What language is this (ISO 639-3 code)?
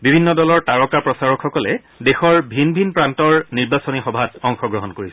asm